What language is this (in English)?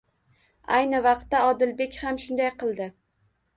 Uzbek